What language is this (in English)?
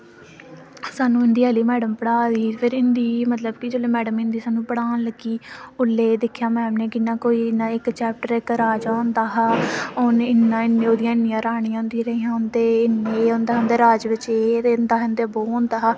Dogri